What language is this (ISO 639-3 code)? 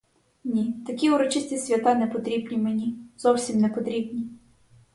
ukr